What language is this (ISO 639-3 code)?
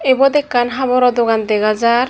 ccp